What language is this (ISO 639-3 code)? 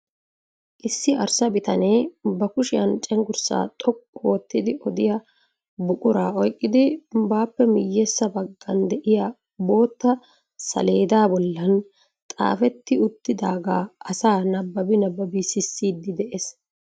wal